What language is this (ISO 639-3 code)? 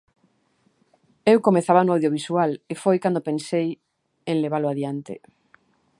glg